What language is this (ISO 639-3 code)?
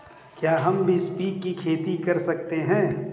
hin